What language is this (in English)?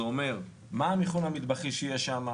Hebrew